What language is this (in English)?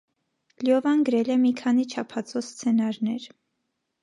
Armenian